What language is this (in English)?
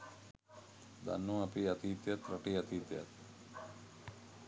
Sinhala